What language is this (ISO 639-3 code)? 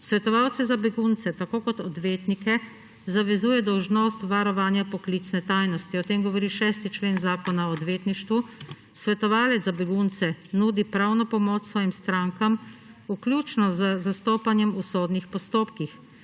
slv